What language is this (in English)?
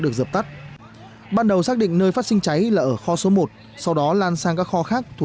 Vietnamese